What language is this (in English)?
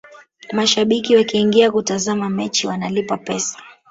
Swahili